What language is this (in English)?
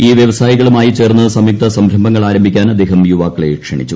Malayalam